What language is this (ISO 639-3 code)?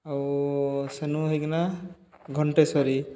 ori